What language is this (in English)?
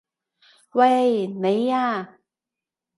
Cantonese